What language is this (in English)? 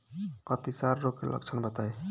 Bhojpuri